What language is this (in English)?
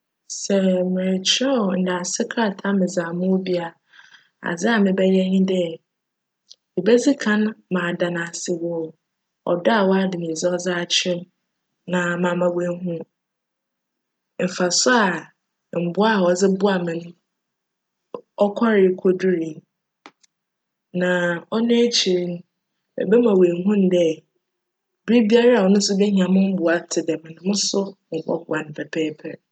Akan